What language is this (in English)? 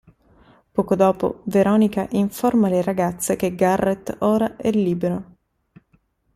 Italian